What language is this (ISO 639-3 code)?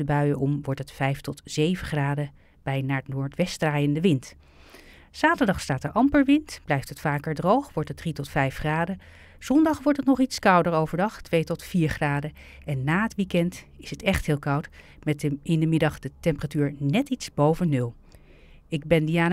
nld